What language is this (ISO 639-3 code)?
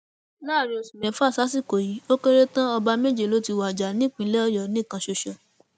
yor